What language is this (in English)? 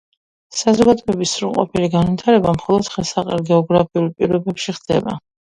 Georgian